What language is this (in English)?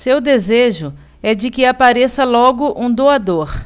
Portuguese